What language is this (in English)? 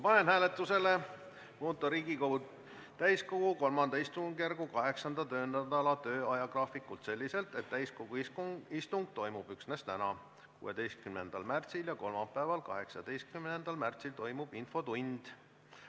Estonian